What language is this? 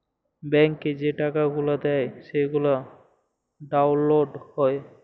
Bangla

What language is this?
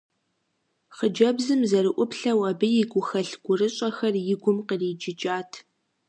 Kabardian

